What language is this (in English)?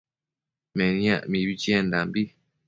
Matsés